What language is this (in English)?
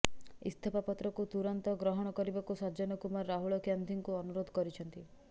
Odia